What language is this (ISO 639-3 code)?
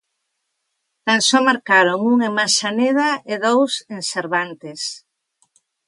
glg